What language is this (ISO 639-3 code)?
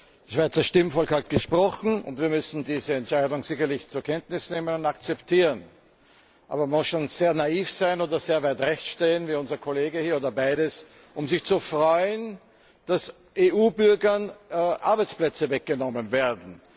deu